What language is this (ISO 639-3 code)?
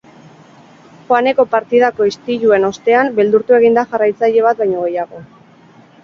eus